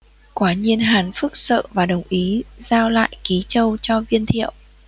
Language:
Vietnamese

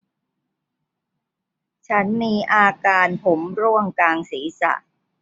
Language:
Thai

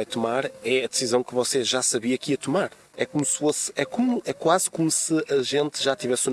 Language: Portuguese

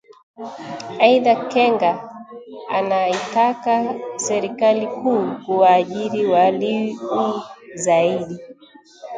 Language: Swahili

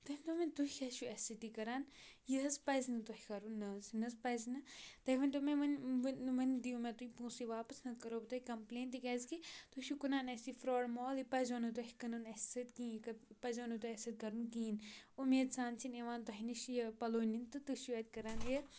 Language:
Kashmiri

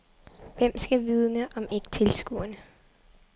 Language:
Danish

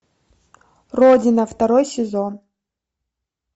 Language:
Russian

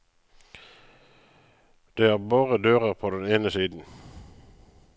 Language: Norwegian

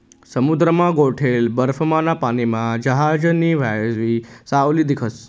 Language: Marathi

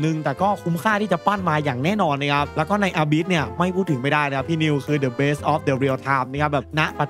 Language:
Thai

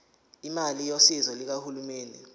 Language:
Zulu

